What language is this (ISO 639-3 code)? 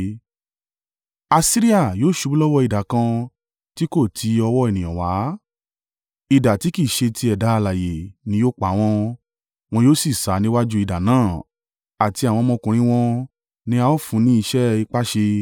yor